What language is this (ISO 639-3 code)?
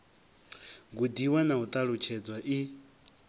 ven